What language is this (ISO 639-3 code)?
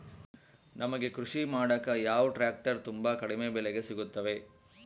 kan